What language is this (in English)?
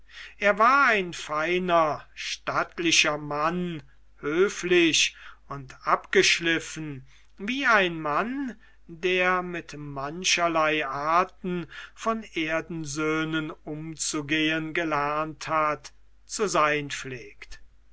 German